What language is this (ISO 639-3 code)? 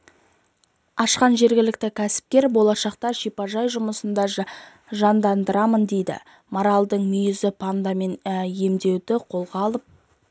kaz